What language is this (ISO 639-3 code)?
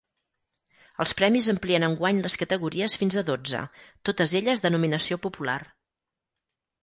cat